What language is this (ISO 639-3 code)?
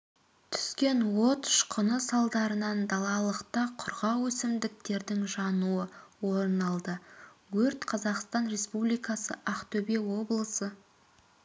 kaz